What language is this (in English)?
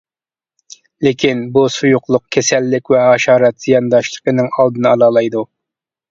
Uyghur